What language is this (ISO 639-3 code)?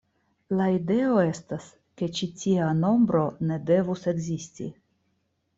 epo